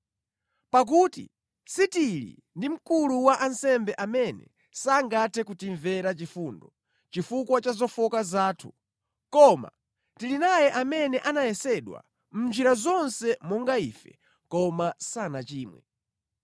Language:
Nyanja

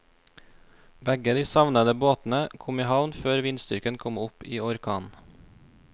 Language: Norwegian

